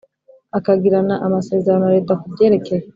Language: Kinyarwanda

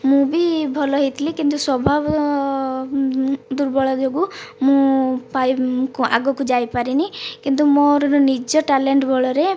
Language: Odia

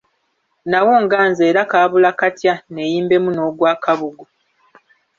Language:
Ganda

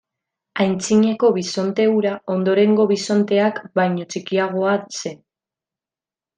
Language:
Basque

